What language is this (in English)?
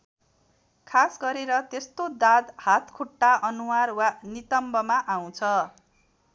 Nepali